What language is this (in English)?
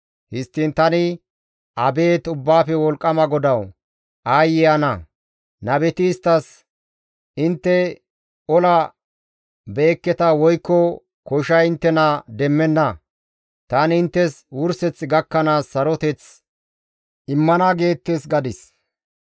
Gamo